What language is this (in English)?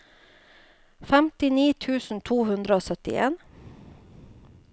Norwegian